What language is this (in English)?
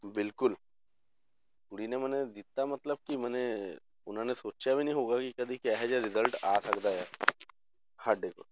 Punjabi